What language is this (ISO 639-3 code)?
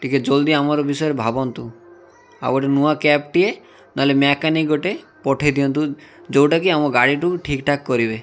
ori